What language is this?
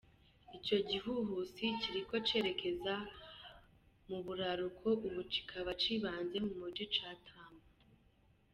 Kinyarwanda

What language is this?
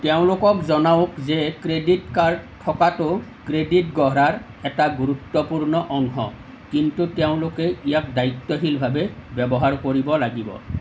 Assamese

